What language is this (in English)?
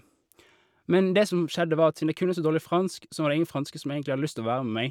Norwegian